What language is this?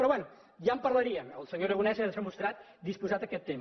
Catalan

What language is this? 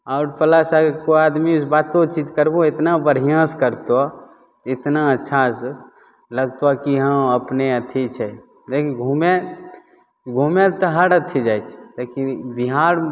Maithili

